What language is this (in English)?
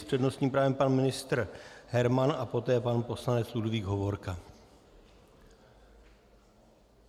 Czech